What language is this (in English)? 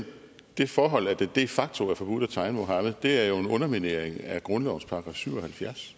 Danish